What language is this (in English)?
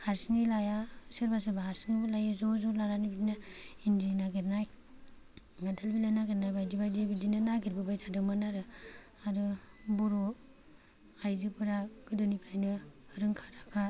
Bodo